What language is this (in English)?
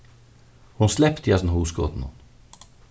Faroese